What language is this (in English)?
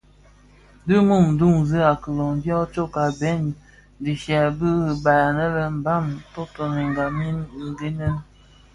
Bafia